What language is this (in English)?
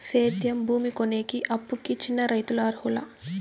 Telugu